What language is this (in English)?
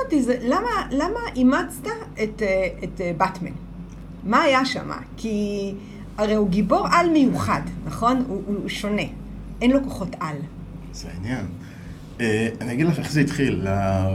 Hebrew